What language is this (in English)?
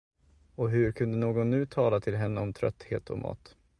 Swedish